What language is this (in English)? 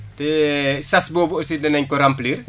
Wolof